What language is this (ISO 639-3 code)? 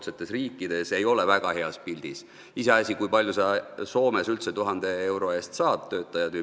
est